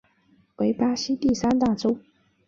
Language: Chinese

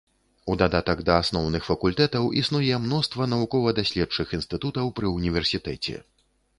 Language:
Belarusian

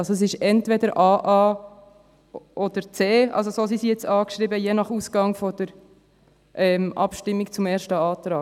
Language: Swiss German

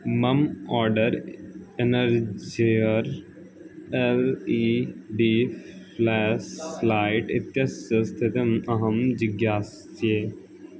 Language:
Sanskrit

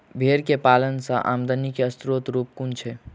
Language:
Maithili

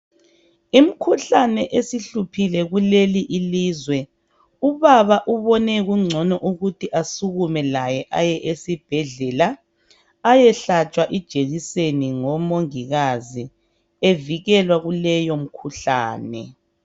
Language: North Ndebele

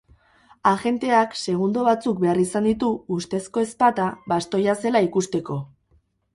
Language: Basque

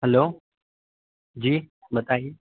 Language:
Urdu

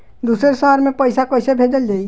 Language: Bhojpuri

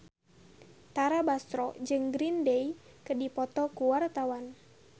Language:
Sundanese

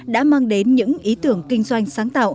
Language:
Vietnamese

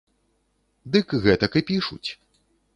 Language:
Belarusian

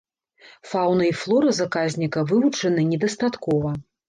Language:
Belarusian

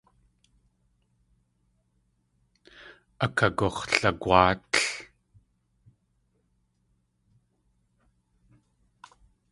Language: Tlingit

